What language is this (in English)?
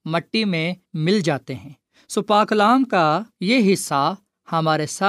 Urdu